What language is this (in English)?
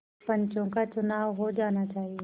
Hindi